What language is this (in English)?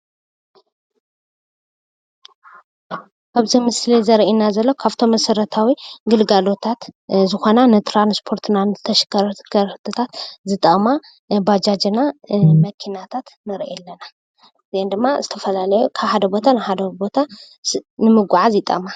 Tigrinya